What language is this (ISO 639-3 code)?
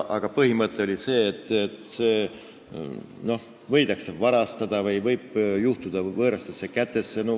est